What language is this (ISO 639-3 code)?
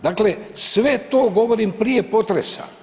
hrv